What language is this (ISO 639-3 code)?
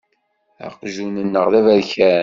kab